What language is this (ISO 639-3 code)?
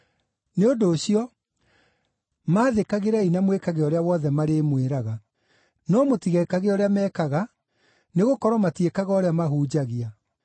kik